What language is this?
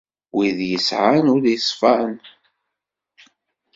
Kabyle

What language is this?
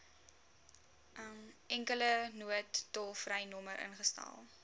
Afrikaans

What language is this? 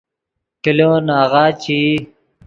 Yidgha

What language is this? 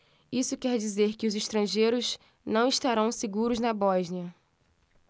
Portuguese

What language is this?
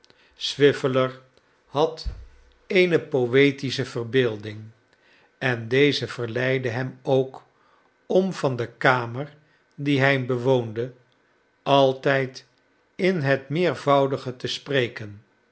Dutch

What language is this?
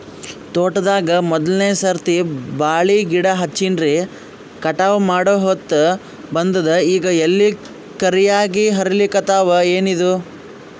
Kannada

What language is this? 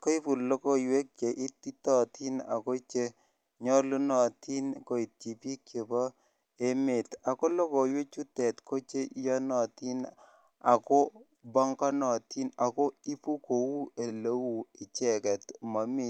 Kalenjin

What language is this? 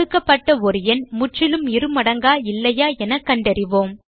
Tamil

